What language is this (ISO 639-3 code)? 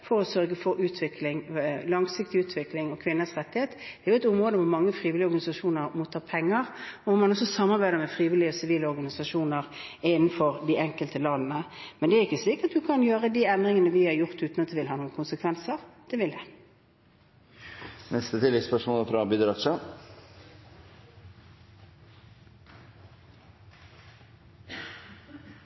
nor